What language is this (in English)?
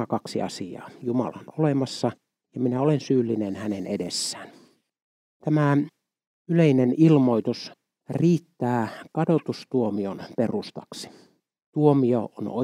Finnish